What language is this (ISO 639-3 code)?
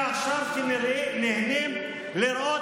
heb